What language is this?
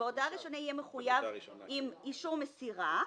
Hebrew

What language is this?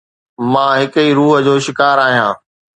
Sindhi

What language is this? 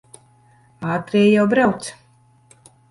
Latvian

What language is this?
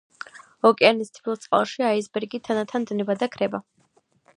Georgian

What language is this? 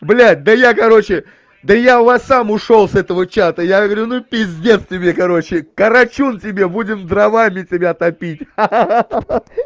Russian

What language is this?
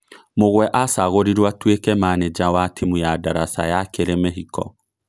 Kikuyu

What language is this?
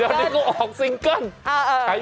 Thai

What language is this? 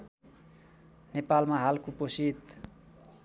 Nepali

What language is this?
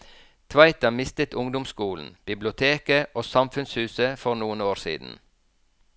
Norwegian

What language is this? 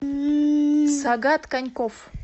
Russian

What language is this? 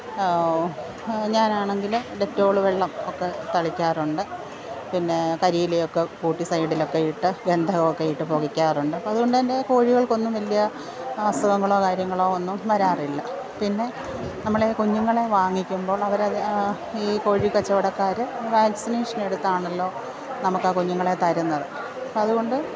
Malayalam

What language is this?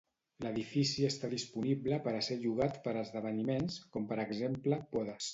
Catalan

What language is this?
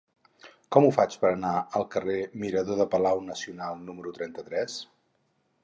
Catalan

